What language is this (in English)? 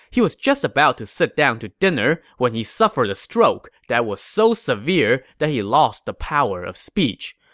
English